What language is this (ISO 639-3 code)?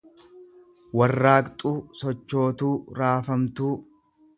orm